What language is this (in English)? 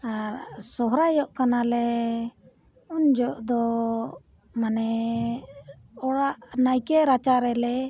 Santali